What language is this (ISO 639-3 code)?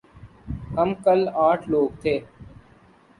urd